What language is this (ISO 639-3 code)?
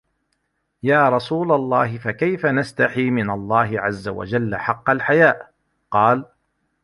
ara